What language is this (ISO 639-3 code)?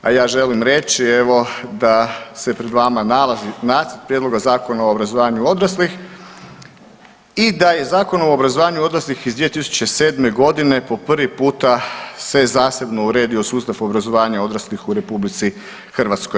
hrv